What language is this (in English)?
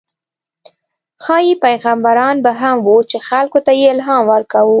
Pashto